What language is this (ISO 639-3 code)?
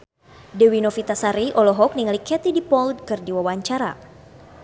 sun